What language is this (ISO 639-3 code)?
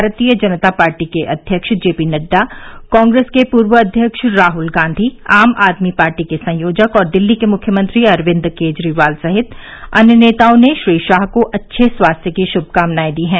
hin